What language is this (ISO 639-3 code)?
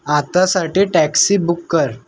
mar